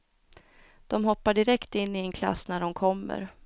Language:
Swedish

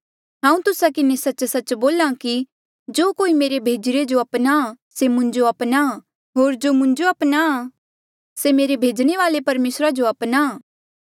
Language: Mandeali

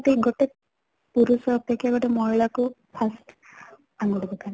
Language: Odia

